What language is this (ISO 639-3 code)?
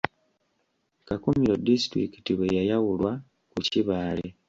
lug